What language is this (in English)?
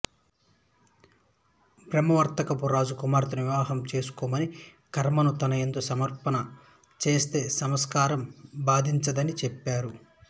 Telugu